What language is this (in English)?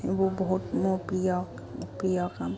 Assamese